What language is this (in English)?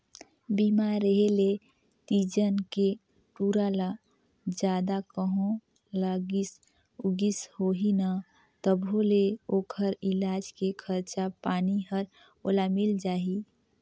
Chhattisgarhi